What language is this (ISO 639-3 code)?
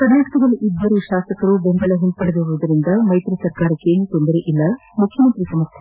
kan